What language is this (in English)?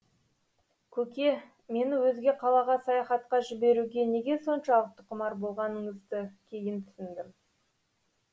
Kazakh